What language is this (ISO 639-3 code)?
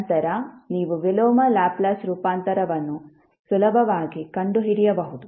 kan